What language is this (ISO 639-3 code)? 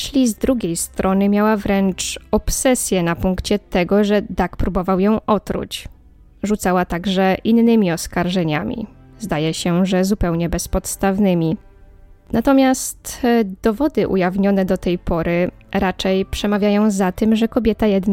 pol